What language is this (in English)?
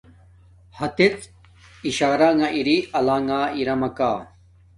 Domaaki